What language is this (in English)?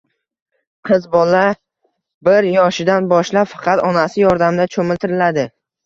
Uzbek